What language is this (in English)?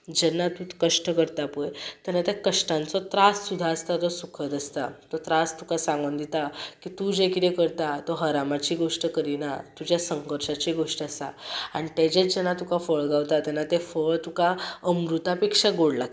Konkani